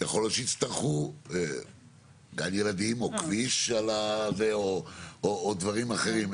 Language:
Hebrew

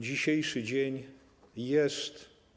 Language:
Polish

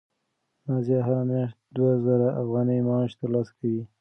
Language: Pashto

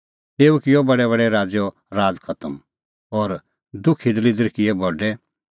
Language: Kullu Pahari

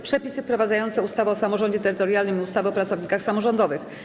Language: Polish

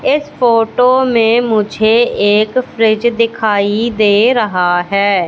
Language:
Hindi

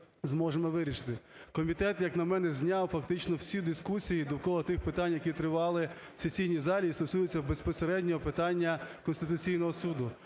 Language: Ukrainian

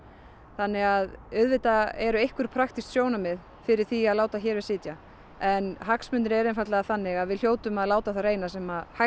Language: Icelandic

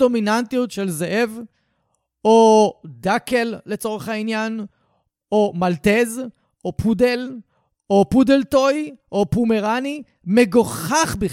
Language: Hebrew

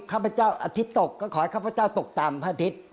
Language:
Thai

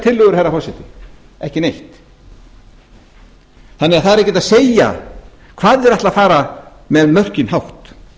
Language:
Icelandic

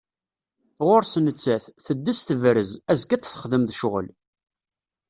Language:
Kabyle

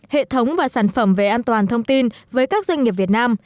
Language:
Vietnamese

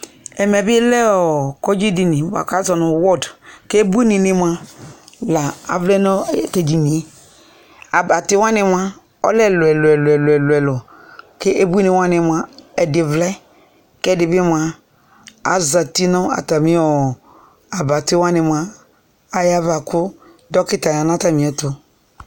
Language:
Ikposo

